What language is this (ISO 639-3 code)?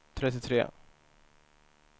swe